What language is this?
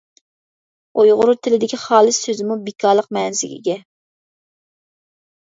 Uyghur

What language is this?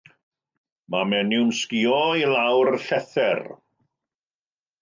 Welsh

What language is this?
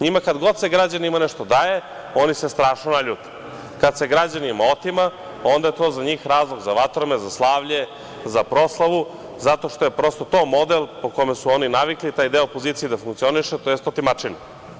Serbian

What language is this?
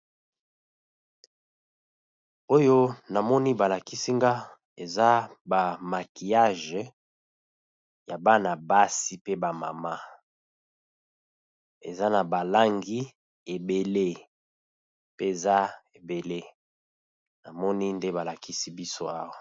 Lingala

